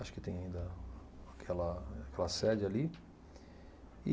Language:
Portuguese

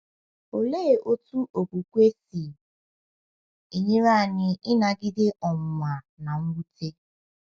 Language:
Igbo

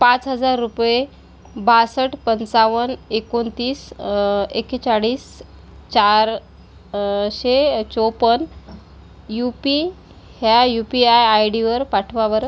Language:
Marathi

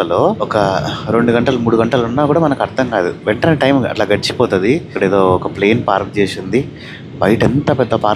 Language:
Telugu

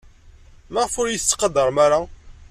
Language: Kabyle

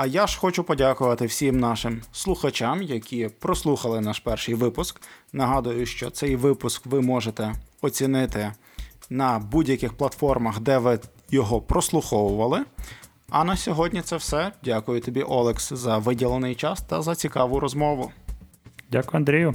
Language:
Ukrainian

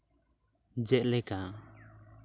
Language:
Santali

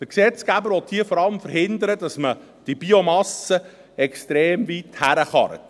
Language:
Swiss German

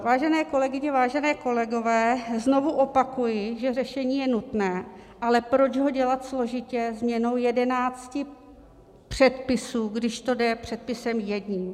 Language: Czech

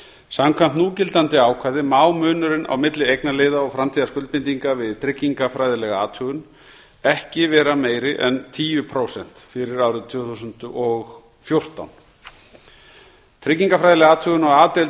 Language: Icelandic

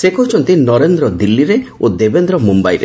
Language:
Odia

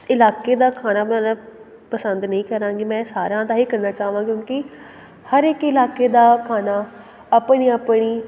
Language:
Punjabi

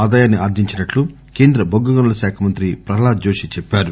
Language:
Telugu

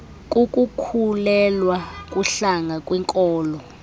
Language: Xhosa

